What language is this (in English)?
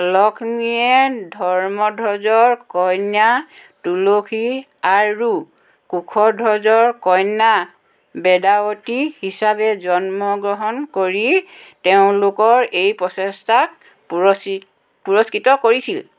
Assamese